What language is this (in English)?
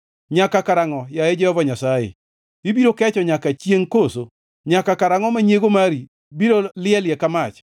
Luo (Kenya and Tanzania)